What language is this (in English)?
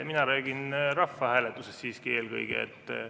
Estonian